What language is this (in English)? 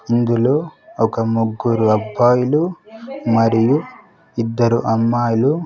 Telugu